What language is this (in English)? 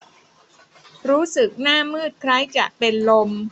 Thai